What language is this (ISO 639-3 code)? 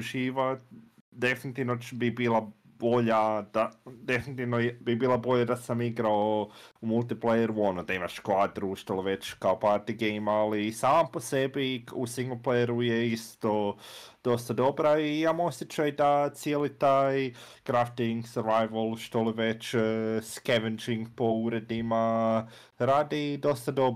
hrv